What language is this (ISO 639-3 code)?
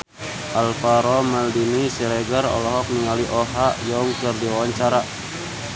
sun